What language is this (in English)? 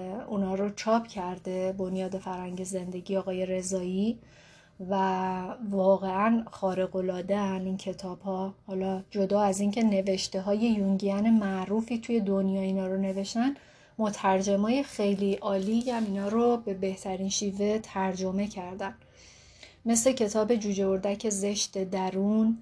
Persian